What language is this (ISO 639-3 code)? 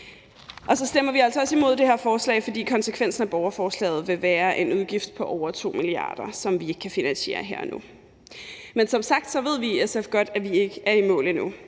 dan